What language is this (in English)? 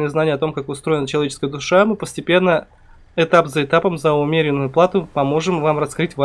Russian